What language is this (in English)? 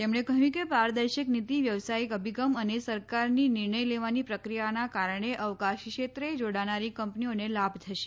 Gujarati